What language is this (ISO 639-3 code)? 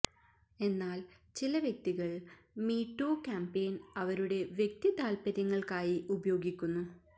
mal